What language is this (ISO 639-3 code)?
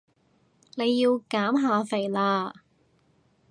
yue